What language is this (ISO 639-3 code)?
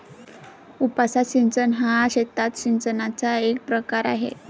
mar